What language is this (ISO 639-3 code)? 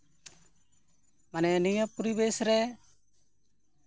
sat